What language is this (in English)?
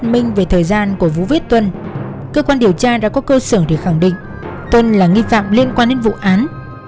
Vietnamese